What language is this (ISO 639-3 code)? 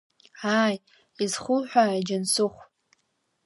abk